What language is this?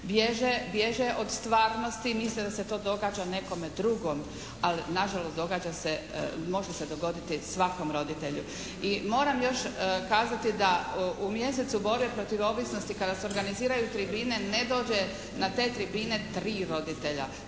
Croatian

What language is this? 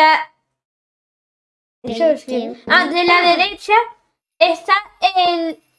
Spanish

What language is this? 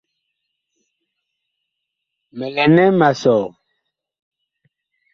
Bakoko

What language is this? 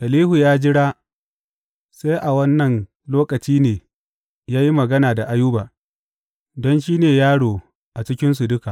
Hausa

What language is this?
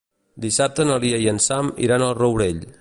Catalan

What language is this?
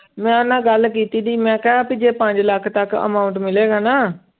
Punjabi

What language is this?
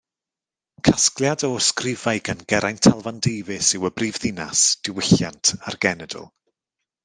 Welsh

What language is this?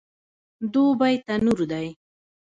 Pashto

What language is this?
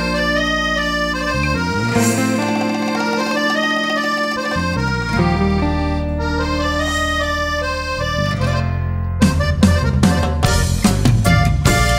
Dutch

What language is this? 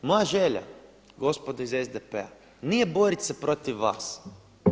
Croatian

